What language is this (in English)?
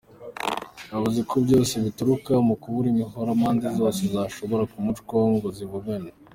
Kinyarwanda